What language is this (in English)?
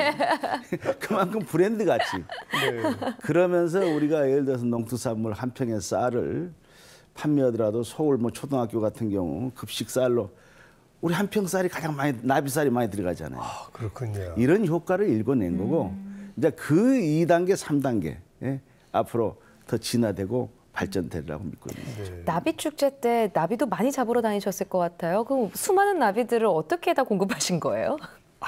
Korean